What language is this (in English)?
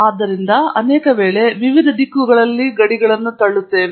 Kannada